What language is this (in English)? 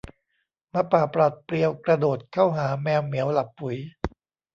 Thai